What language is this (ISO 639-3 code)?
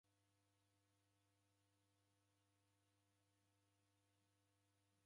dav